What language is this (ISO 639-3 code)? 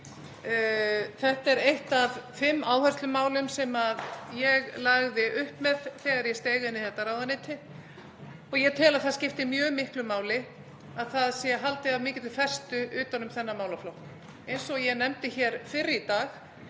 isl